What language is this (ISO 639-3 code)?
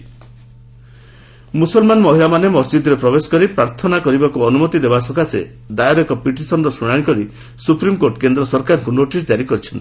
ori